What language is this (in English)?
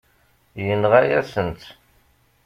Kabyle